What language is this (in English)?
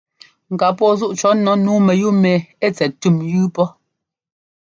Ngomba